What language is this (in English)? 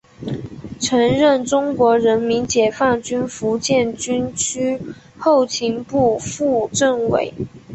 Chinese